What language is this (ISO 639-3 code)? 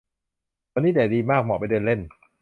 tha